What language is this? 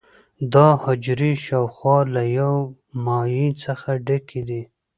Pashto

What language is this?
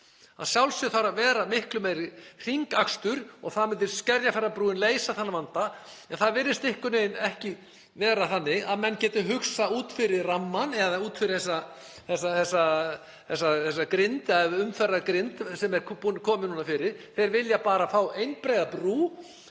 Icelandic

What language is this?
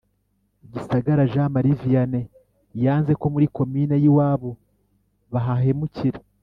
Kinyarwanda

